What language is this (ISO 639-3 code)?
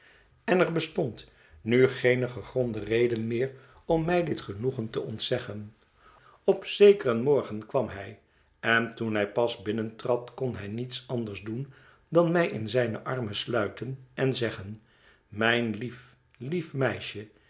nld